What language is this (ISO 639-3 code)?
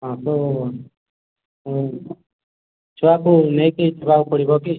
ori